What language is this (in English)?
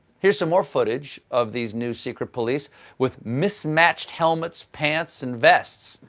English